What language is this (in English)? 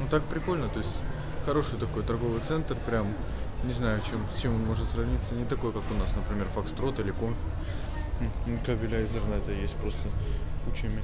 Russian